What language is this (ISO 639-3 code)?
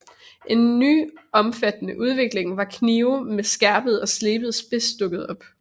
dan